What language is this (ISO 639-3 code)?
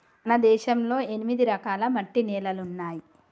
tel